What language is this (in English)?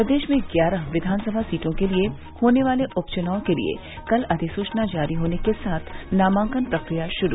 Hindi